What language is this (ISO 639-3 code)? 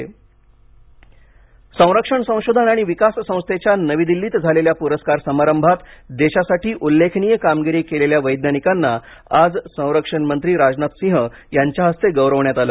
mar